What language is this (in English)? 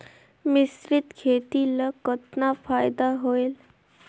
Chhattisgarhi